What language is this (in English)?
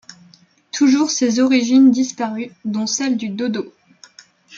French